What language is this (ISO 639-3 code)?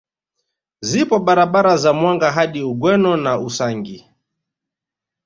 swa